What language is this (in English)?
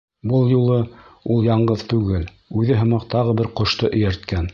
Bashkir